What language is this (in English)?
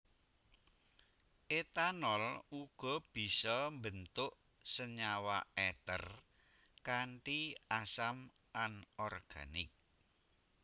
Javanese